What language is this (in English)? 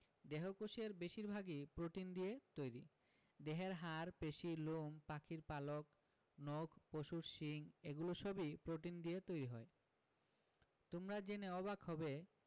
Bangla